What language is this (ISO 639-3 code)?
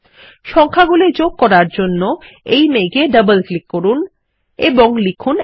ben